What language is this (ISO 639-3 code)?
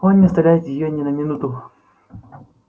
rus